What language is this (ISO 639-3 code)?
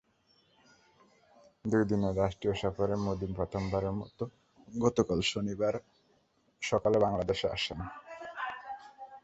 ben